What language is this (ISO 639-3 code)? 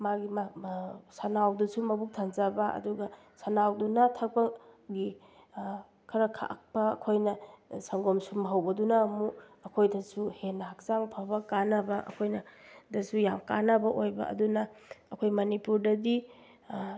mni